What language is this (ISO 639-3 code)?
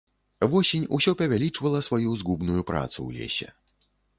bel